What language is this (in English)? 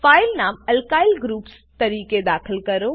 Gujarati